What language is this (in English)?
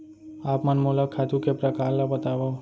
Chhattisgarhi